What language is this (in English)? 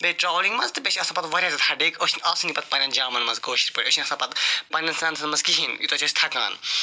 Kashmiri